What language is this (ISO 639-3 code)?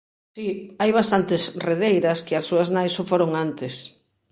glg